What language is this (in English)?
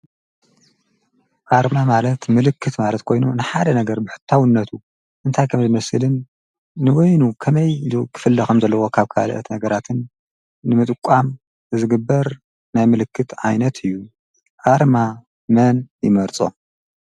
Tigrinya